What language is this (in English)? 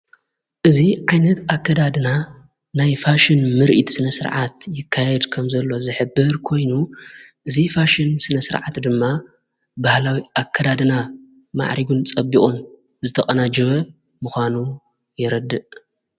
Tigrinya